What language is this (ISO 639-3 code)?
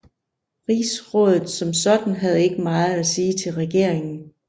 dan